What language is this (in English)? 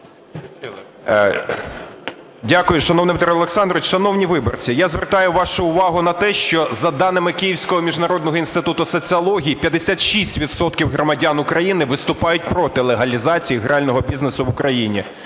Ukrainian